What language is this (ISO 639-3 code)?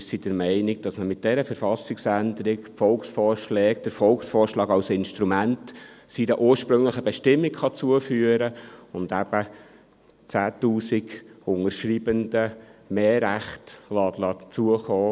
gsw